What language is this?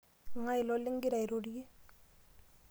Masai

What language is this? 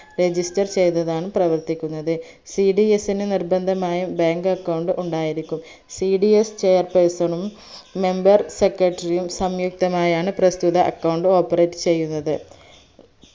Malayalam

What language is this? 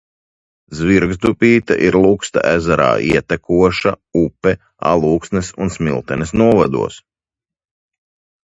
Latvian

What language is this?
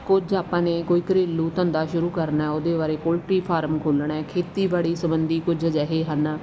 Punjabi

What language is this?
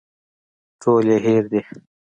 Pashto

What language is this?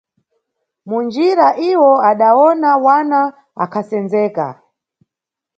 Nyungwe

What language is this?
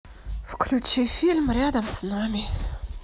Russian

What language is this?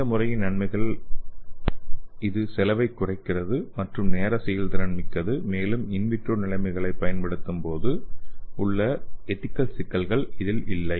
Tamil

